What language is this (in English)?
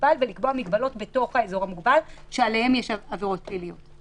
Hebrew